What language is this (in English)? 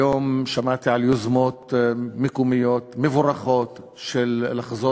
Hebrew